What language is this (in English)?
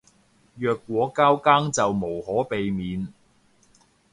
Cantonese